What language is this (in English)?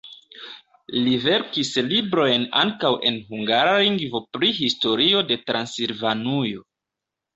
Esperanto